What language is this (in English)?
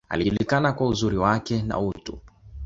Swahili